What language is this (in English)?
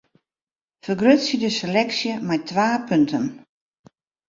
Western Frisian